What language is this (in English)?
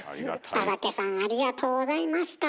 Japanese